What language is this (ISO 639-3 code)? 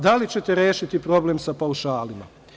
srp